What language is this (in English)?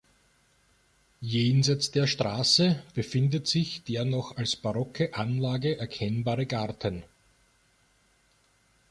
German